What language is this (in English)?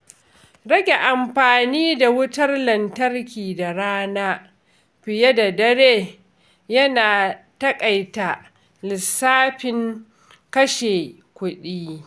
Hausa